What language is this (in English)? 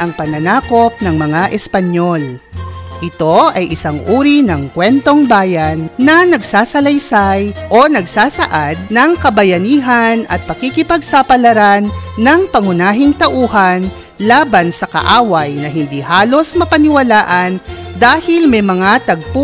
Filipino